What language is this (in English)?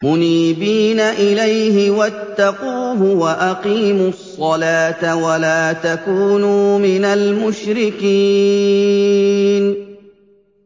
Arabic